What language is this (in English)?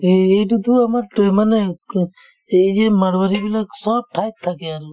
Assamese